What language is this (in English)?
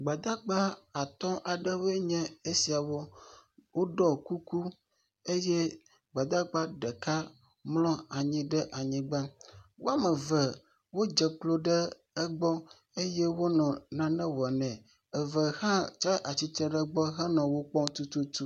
Ewe